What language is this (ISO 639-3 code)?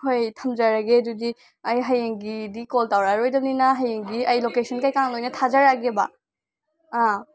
mni